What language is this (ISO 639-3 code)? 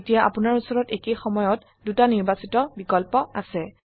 asm